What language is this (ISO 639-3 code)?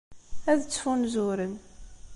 kab